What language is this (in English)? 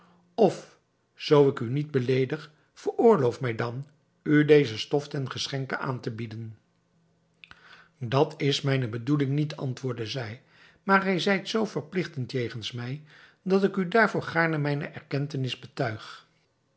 Dutch